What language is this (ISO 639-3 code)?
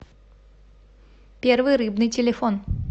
rus